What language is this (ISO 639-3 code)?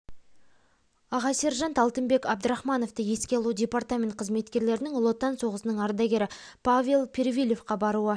kaz